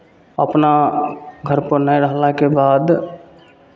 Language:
Maithili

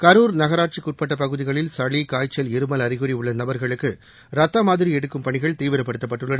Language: Tamil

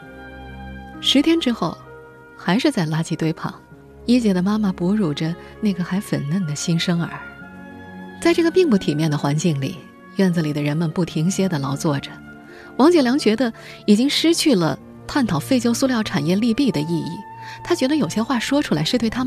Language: Chinese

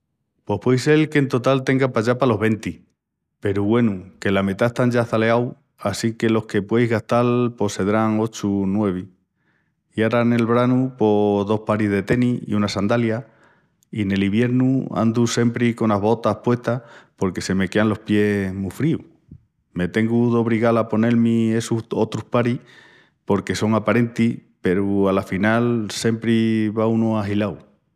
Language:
Extremaduran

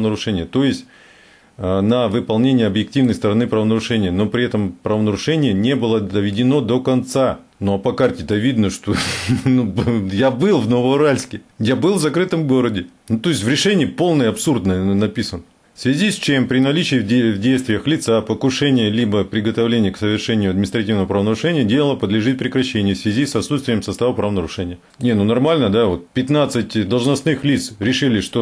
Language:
Russian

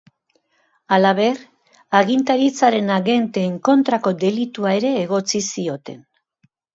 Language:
Basque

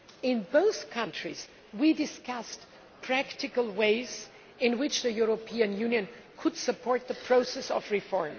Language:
English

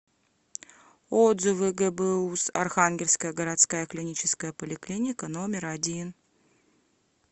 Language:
Russian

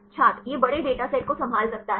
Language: Hindi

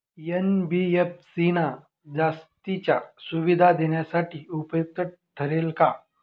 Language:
Marathi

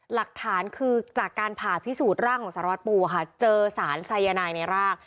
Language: Thai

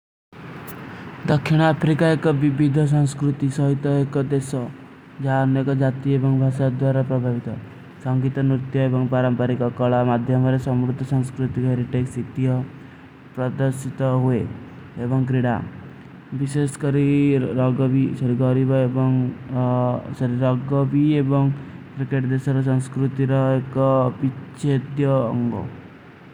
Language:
Kui (India)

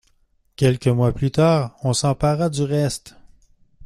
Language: French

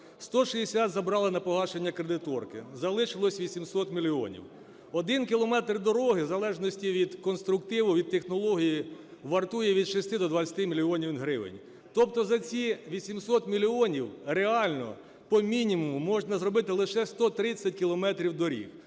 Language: Ukrainian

